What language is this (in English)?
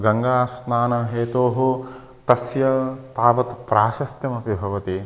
Sanskrit